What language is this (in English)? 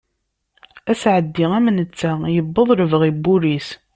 Kabyle